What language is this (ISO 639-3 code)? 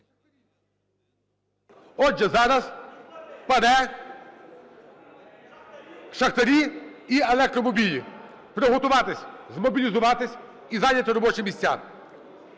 ukr